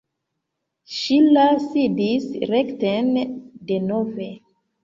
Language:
Esperanto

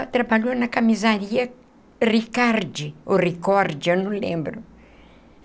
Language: Portuguese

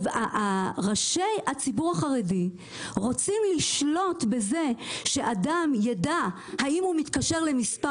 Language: Hebrew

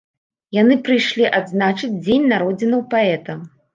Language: Belarusian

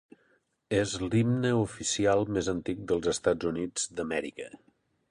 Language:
Catalan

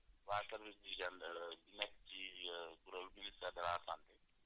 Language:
Wolof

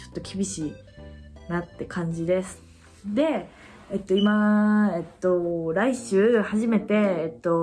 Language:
Japanese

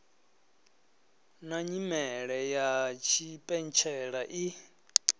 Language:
Venda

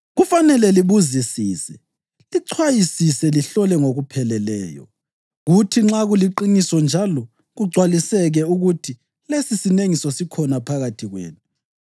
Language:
North Ndebele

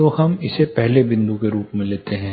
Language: Hindi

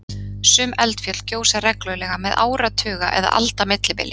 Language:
Icelandic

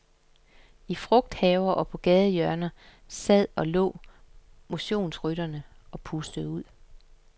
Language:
Danish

